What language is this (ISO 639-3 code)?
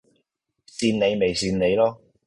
yue